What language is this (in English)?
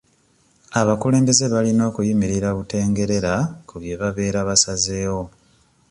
Ganda